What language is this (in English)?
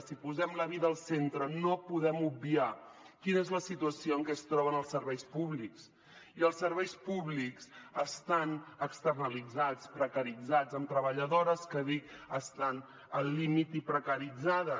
Catalan